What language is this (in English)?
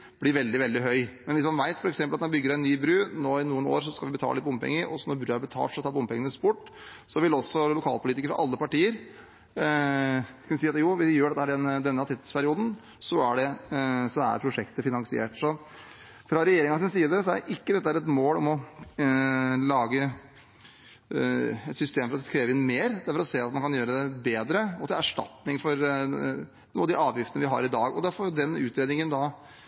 Norwegian Bokmål